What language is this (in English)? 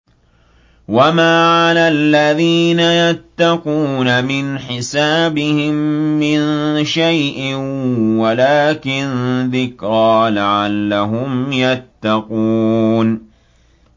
Arabic